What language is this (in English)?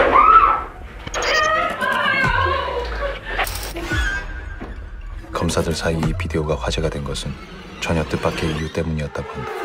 Korean